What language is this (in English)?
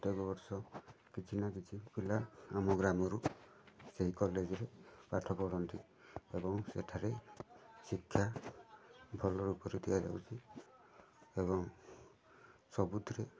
Odia